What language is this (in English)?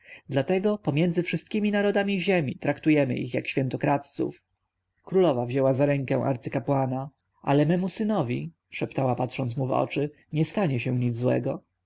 Polish